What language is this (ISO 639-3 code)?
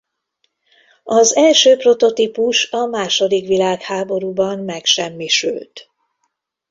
hun